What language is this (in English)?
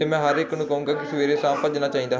Punjabi